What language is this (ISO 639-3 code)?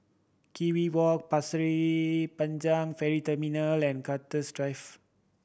eng